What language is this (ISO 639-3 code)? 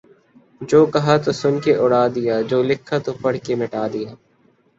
urd